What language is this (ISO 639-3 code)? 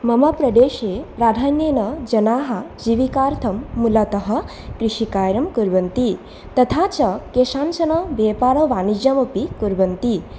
san